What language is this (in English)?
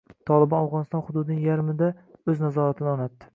Uzbek